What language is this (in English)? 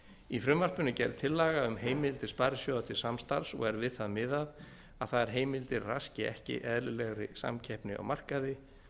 Icelandic